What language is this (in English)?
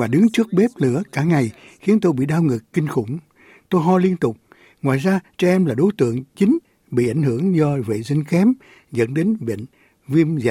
Vietnamese